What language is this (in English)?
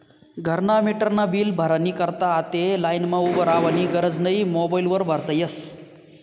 Marathi